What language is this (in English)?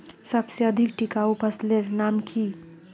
Magahi